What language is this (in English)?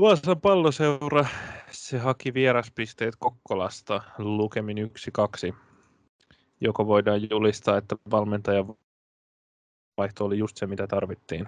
Finnish